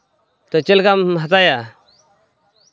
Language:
Santali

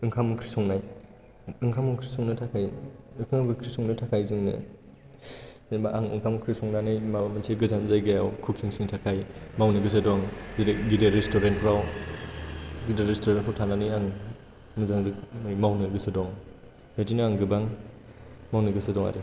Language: Bodo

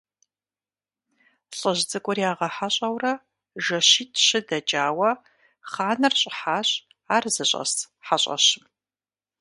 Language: Kabardian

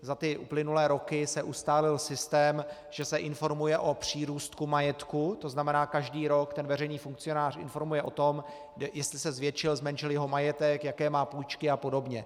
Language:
Czech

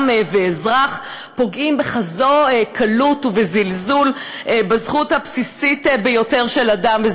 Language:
Hebrew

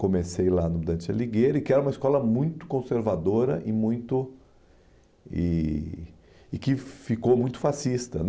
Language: Portuguese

